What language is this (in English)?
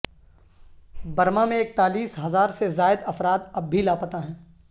Urdu